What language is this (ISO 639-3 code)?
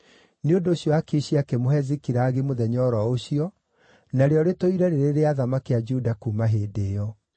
kik